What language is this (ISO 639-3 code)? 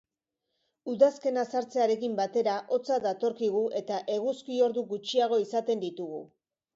eus